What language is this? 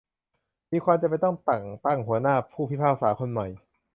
Thai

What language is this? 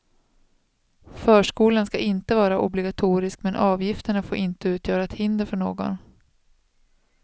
Swedish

